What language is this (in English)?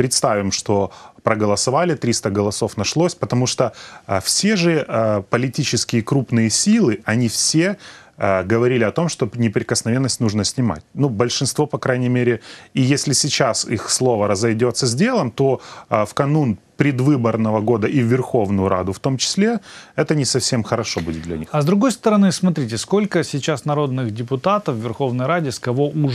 Russian